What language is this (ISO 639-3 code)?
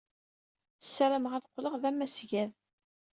kab